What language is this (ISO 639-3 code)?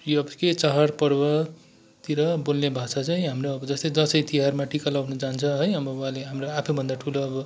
nep